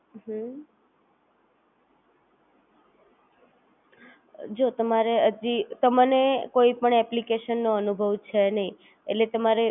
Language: Gujarati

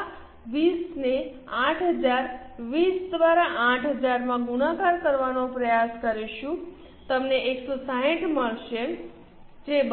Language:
Gujarati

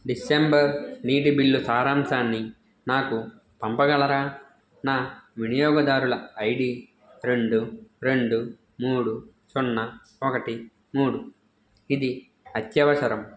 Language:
Telugu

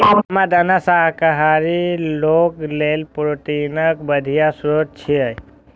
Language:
Maithili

